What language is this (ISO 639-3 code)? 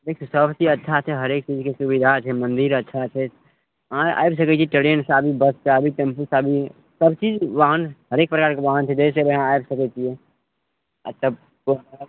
mai